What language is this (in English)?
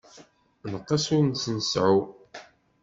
Kabyle